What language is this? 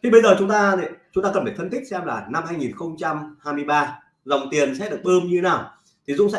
Vietnamese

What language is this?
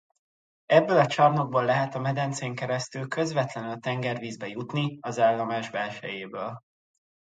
Hungarian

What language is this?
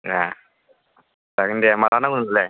Bodo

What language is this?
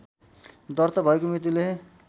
Nepali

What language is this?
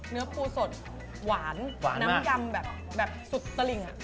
Thai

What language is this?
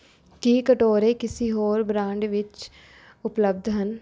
Punjabi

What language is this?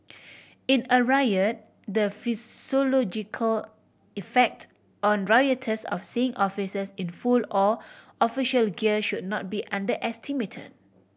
English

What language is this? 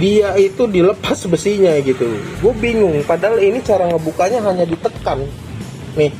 Indonesian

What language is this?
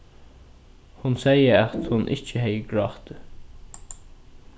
Faroese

